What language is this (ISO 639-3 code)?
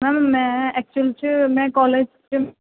pan